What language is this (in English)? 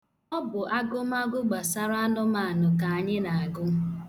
Igbo